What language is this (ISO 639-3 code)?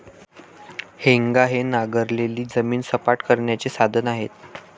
mar